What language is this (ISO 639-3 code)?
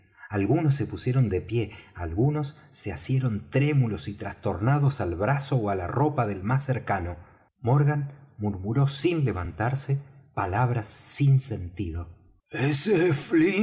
spa